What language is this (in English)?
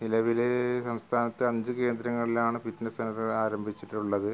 Malayalam